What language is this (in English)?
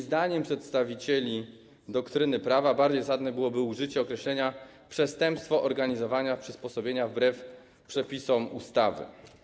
Polish